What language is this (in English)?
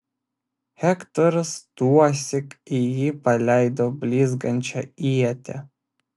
Lithuanian